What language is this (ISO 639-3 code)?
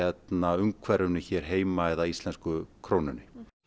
isl